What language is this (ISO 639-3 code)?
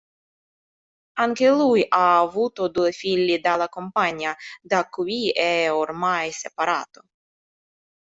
ita